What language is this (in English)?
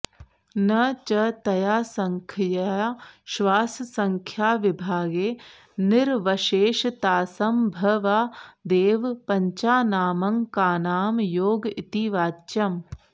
Sanskrit